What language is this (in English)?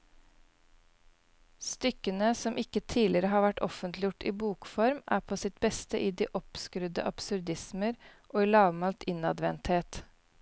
Norwegian